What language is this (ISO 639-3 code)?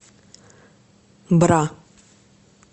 rus